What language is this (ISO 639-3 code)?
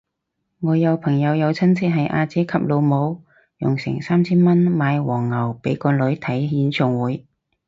yue